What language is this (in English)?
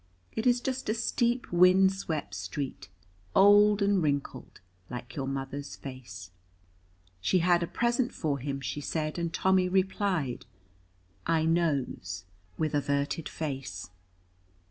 English